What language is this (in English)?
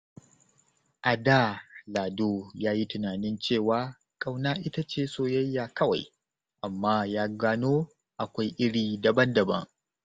Hausa